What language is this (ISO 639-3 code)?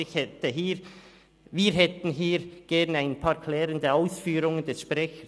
gsw